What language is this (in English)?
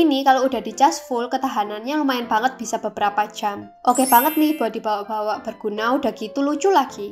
Indonesian